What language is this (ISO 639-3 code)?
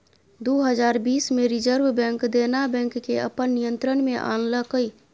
mai